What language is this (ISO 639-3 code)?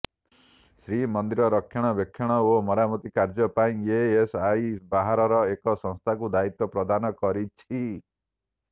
ori